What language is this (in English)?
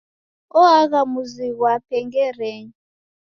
Taita